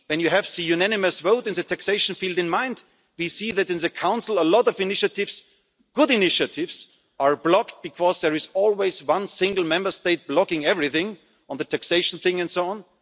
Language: English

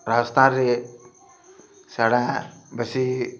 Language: Odia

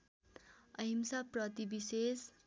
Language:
Nepali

